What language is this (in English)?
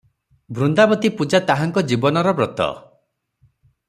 Odia